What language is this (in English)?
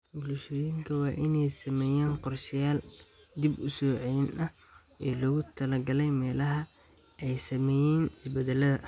Somali